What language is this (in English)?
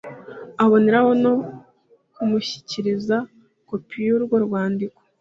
Kinyarwanda